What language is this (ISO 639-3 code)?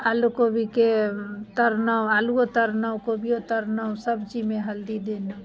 mai